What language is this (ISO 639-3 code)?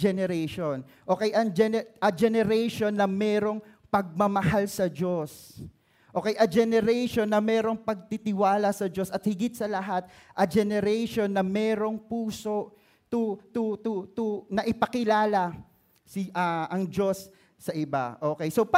fil